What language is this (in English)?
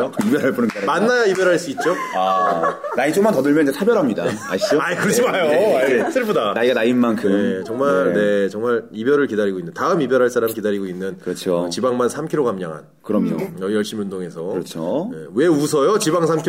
Korean